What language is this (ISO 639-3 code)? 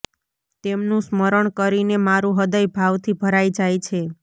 guj